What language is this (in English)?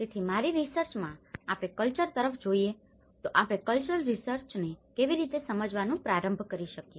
Gujarati